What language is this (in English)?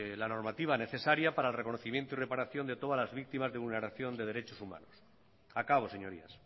Spanish